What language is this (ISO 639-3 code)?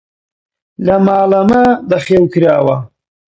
ckb